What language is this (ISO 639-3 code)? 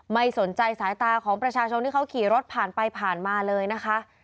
tha